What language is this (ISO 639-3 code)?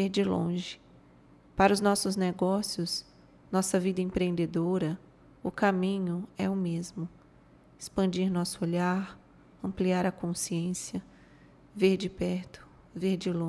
por